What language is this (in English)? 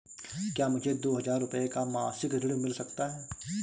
Hindi